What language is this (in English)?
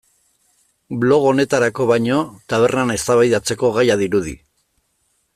Basque